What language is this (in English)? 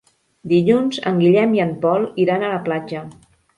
Catalan